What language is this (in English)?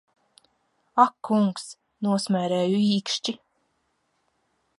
Latvian